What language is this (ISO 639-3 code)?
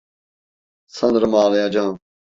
tur